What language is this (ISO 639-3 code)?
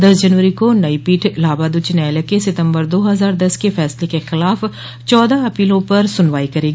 hin